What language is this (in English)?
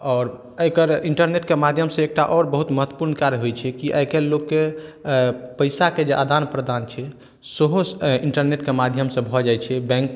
Maithili